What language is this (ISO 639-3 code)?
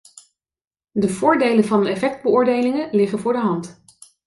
nld